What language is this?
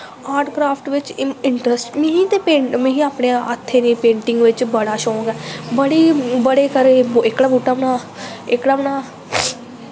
Dogri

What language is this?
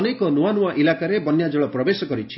Odia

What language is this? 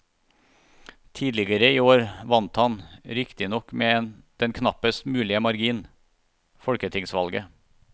Norwegian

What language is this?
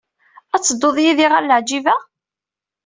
Kabyle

